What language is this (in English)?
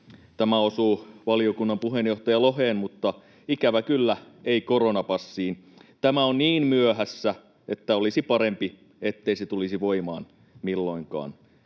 Finnish